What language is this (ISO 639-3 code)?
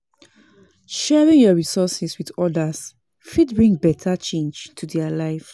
pcm